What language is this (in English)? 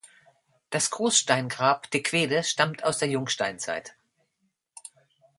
German